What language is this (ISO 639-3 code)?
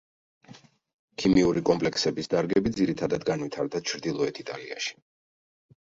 kat